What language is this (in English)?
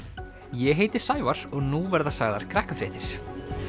Icelandic